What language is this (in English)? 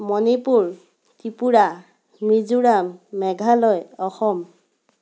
Assamese